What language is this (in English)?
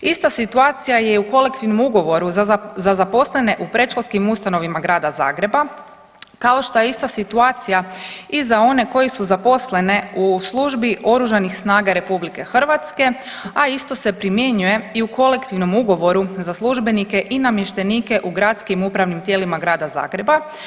Croatian